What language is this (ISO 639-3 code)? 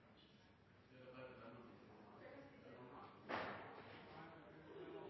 nob